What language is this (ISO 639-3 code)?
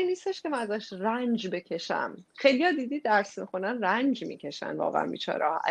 fas